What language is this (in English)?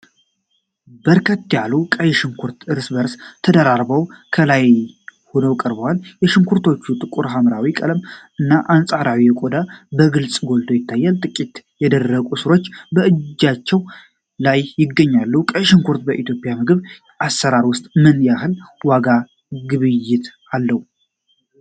Amharic